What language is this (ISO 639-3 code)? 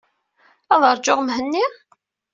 kab